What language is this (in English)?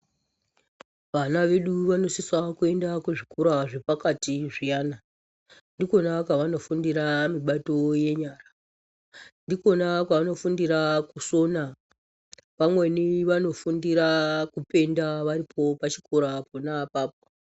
Ndau